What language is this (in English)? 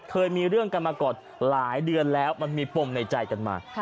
Thai